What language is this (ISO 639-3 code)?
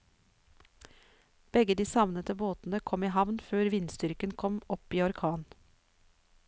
nor